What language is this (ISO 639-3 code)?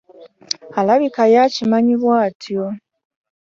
lug